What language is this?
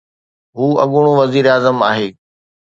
Sindhi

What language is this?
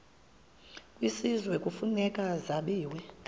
Xhosa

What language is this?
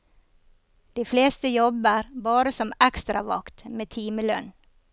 Norwegian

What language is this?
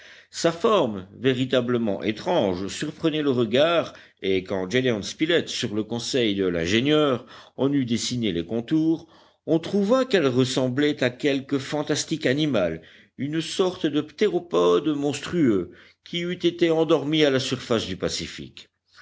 French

